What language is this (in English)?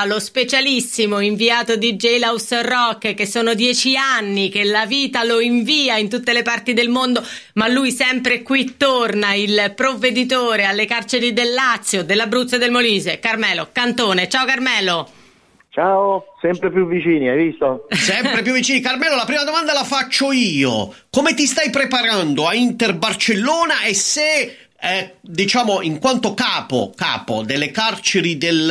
Italian